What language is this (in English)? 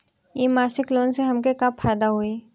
Bhojpuri